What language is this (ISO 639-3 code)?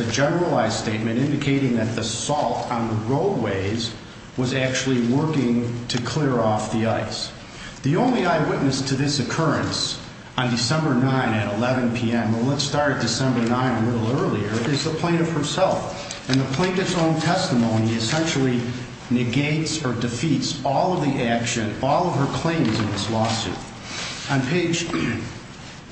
eng